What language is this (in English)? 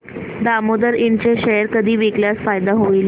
Marathi